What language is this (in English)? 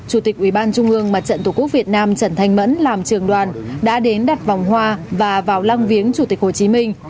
Vietnamese